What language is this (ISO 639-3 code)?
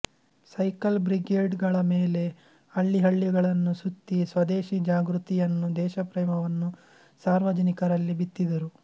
kan